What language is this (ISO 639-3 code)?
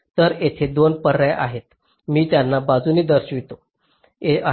mar